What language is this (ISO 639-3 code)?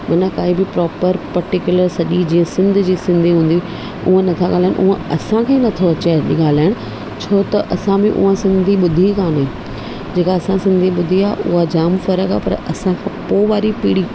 snd